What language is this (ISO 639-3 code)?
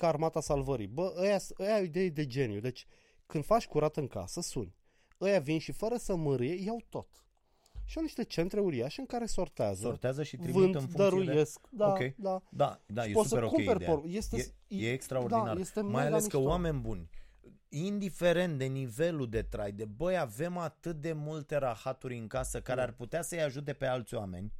ron